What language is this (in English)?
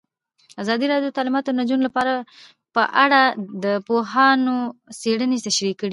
Pashto